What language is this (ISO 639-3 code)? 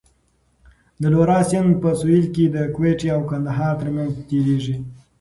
pus